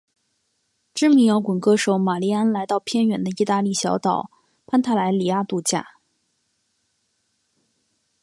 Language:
Chinese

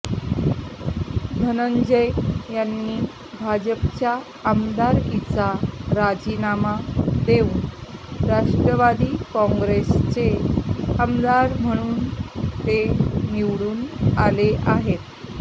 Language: Marathi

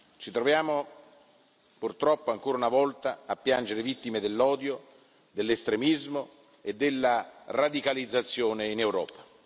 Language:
Italian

